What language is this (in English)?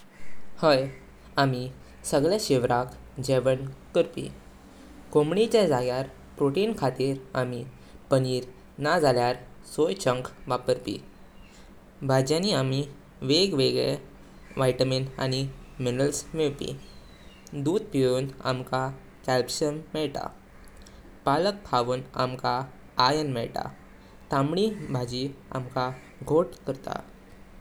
Konkani